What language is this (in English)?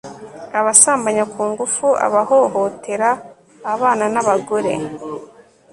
Kinyarwanda